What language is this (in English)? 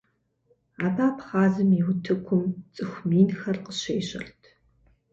Kabardian